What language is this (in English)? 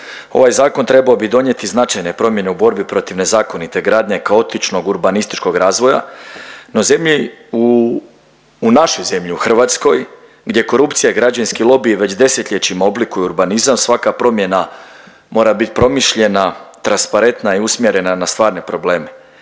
Croatian